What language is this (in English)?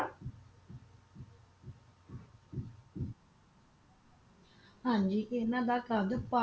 Punjabi